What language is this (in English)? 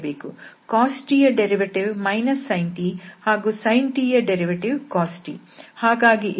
Kannada